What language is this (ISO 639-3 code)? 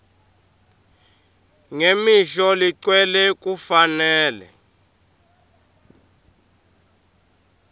ssw